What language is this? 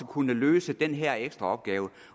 Danish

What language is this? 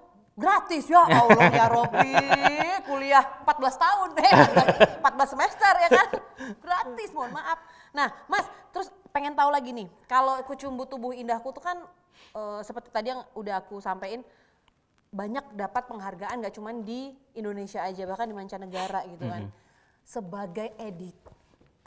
Indonesian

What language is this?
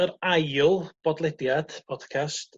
Welsh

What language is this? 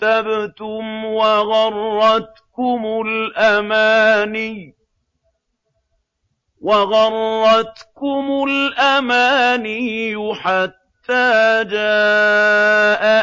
Arabic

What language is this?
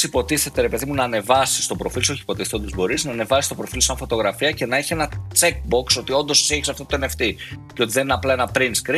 Greek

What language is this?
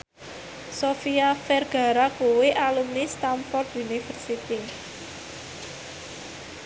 Javanese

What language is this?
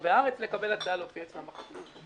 Hebrew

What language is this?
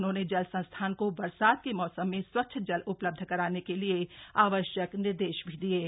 Hindi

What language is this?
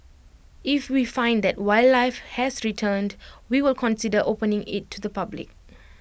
English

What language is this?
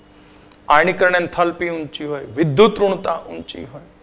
Gujarati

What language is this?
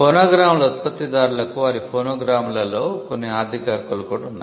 Telugu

